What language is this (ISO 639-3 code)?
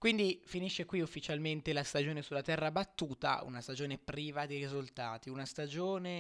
ita